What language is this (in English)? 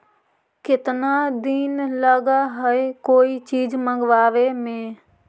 Magahi